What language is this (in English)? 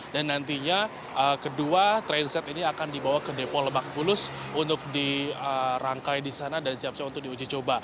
Indonesian